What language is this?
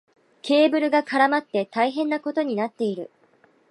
Japanese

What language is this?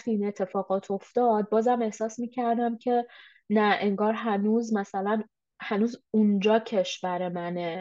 Persian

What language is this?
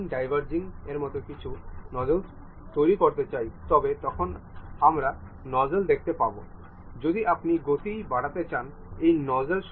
Bangla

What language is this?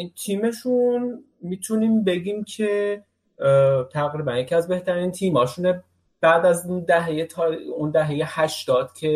Persian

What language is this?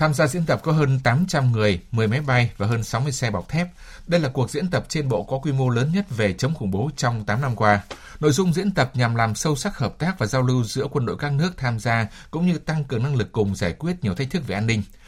Vietnamese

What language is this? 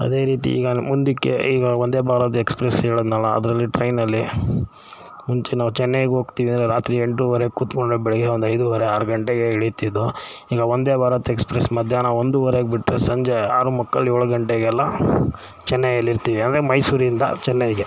Kannada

